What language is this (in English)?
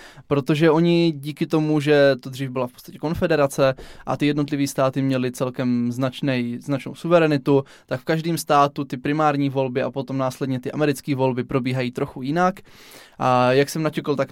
Czech